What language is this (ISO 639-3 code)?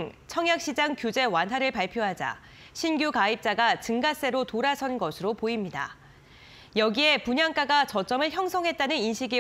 kor